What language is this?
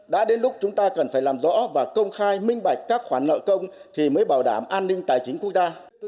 Vietnamese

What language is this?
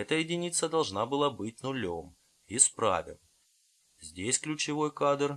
Russian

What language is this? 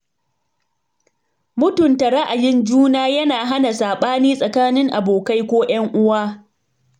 Hausa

